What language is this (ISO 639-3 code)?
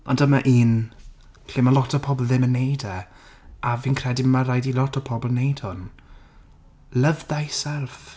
cym